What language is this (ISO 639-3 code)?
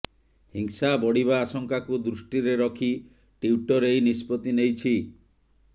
ori